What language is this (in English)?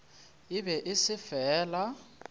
Northern Sotho